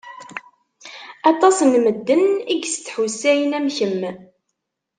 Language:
Kabyle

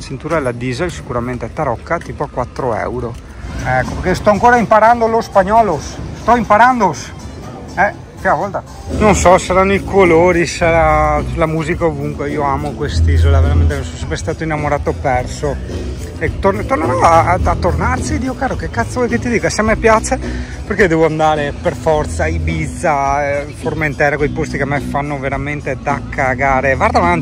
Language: Italian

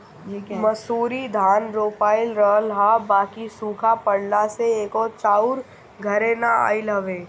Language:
Bhojpuri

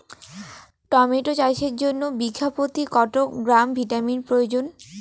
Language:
Bangla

